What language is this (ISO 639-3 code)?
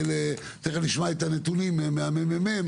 heb